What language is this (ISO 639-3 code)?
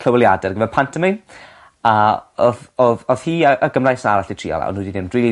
cym